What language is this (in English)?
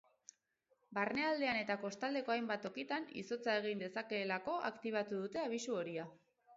Basque